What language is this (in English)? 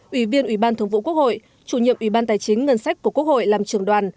Vietnamese